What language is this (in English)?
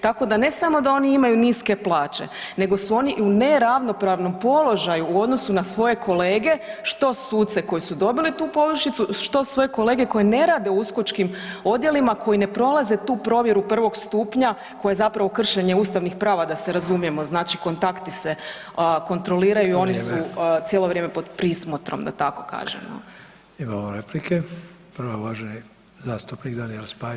Croatian